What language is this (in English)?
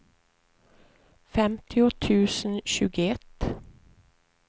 Swedish